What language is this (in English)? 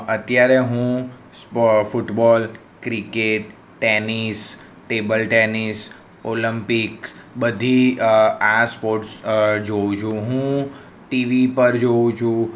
Gujarati